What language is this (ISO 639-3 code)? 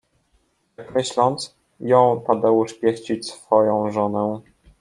pol